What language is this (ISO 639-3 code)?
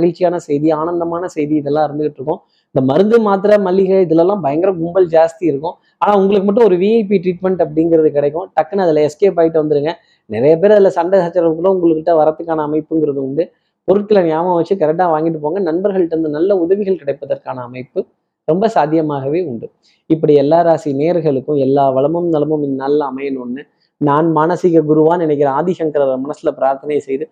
tam